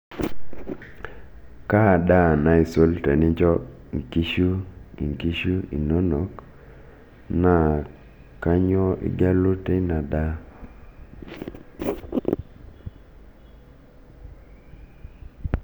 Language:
Masai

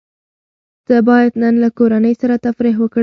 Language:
Pashto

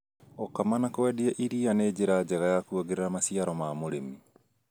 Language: Kikuyu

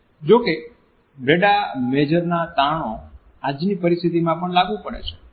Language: Gujarati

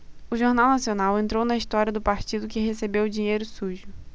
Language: Portuguese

